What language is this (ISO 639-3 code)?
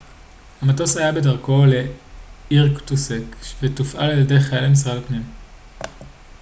heb